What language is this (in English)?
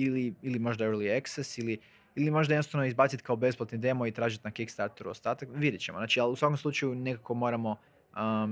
Croatian